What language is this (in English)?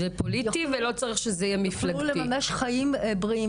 Hebrew